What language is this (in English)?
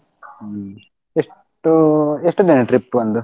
Kannada